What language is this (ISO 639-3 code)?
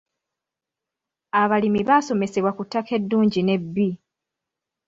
lug